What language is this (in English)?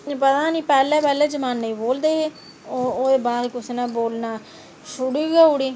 Dogri